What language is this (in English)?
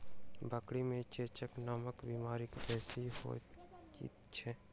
Maithili